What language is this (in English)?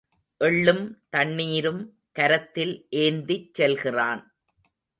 Tamil